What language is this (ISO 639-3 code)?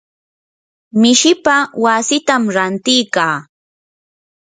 qur